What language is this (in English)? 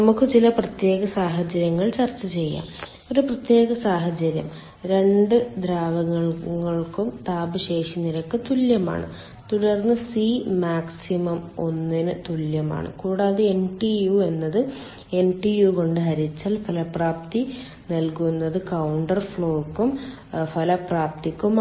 Malayalam